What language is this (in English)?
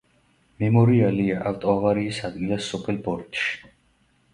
Georgian